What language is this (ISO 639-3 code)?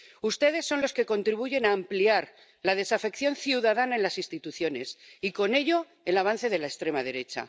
spa